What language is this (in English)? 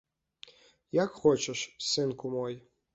Belarusian